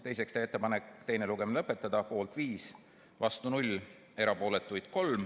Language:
Estonian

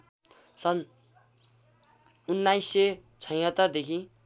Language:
Nepali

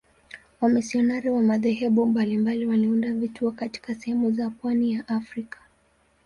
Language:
Swahili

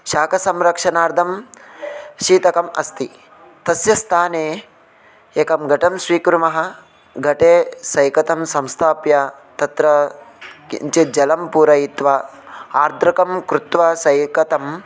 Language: Sanskrit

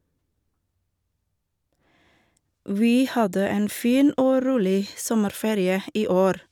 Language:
Norwegian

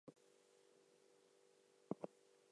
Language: English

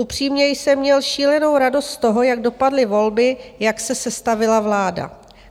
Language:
Czech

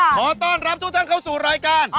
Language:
Thai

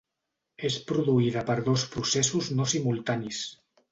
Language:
Catalan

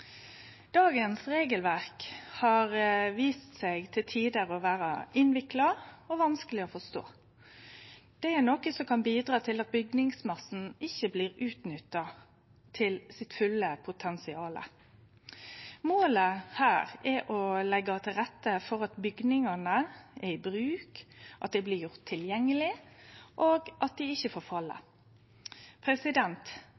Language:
Norwegian Nynorsk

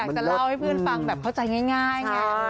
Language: Thai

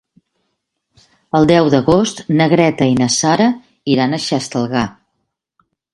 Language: Catalan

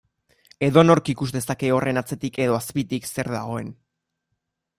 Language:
Basque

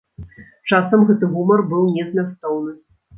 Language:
Belarusian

